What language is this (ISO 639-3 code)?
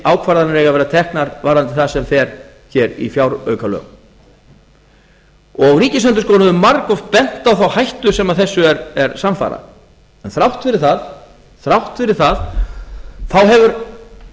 isl